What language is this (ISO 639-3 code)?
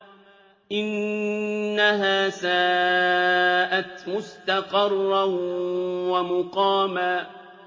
ara